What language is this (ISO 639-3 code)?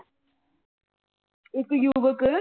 pan